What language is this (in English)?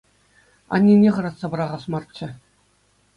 Chuvash